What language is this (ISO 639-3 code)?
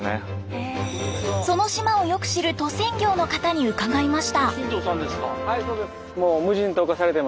jpn